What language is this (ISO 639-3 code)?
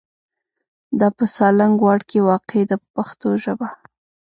pus